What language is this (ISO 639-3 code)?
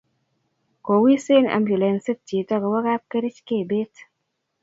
kln